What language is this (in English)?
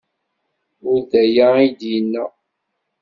Kabyle